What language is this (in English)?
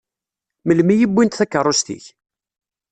Kabyle